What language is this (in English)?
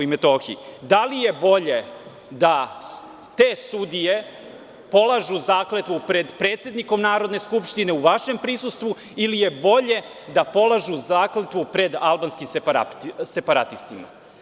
Serbian